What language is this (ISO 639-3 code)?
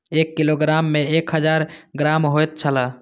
mai